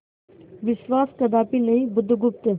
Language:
Hindi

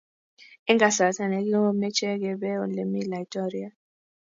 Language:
Kalenjin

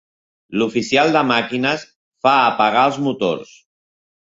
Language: Catalan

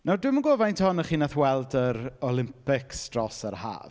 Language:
Welsh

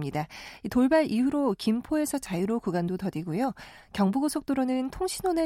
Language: Korean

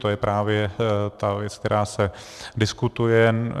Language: Czech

